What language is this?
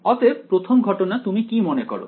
Bangla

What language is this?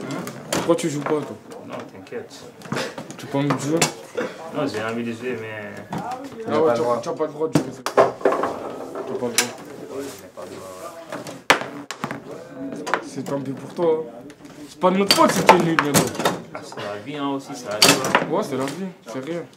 French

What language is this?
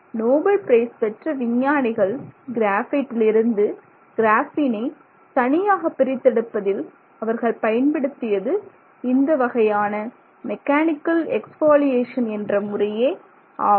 Tamil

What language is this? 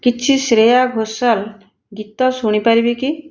Odia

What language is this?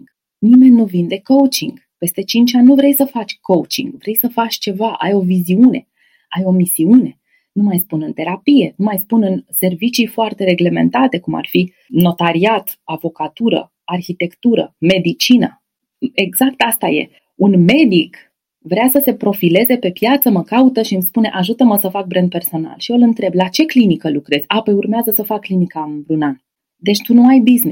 Romanian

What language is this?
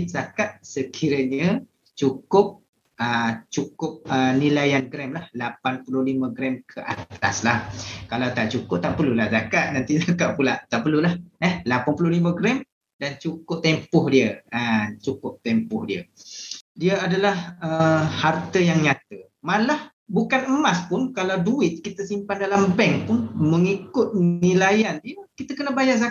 Malay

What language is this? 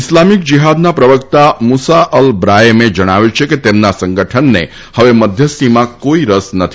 Gujarati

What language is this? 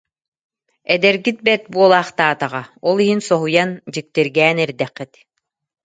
Yakut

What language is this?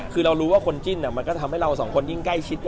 Thai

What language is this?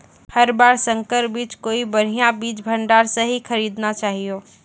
Maithili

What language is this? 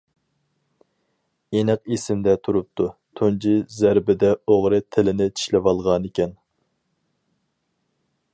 Uyghur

